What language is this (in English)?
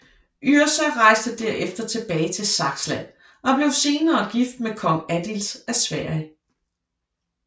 Danish